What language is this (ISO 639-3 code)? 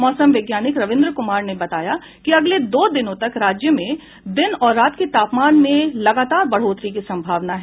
hin